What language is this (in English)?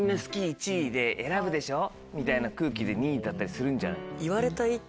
Japanese